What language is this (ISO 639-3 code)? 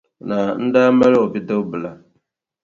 dag